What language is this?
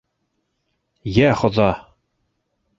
Bashkir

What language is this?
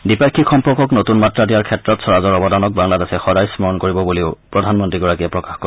Assamese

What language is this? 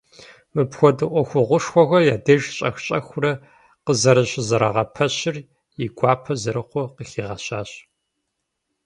Kabardian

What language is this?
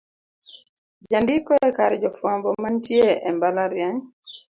Luo (Kenya and Tanzania)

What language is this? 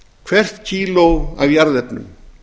Icelandic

